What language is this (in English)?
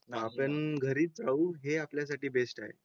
Marathi